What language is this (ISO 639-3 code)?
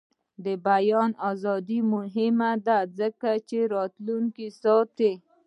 pus